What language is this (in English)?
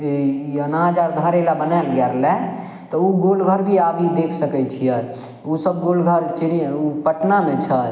Maithili